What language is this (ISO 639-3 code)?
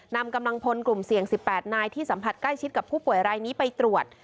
tha